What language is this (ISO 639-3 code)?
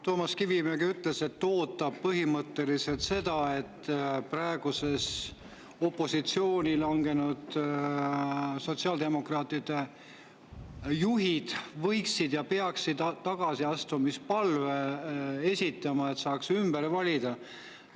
est